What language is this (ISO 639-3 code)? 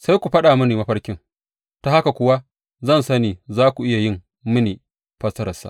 hau